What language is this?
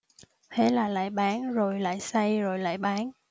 Vietnamese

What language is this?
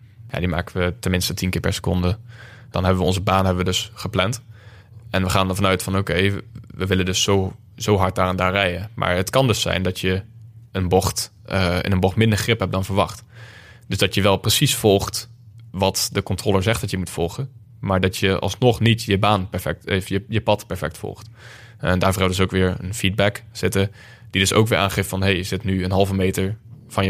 Dutch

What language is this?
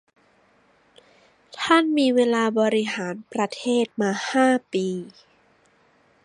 Thai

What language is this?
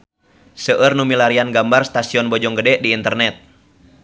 Sundanese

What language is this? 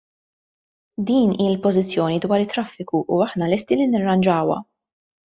Maltese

